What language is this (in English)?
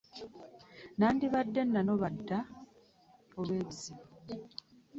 Ganda